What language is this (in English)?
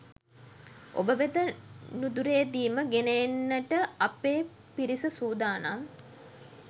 Sinhala